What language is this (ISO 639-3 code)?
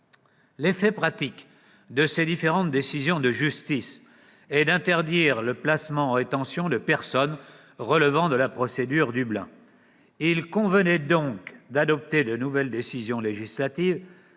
fra